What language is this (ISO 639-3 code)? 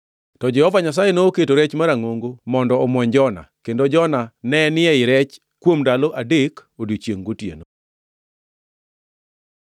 luo